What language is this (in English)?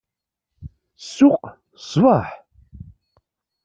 Kabyle